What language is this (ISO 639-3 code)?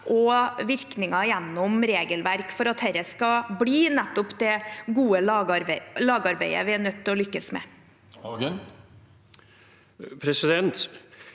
nor